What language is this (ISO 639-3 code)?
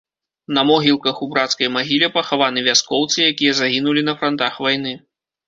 bel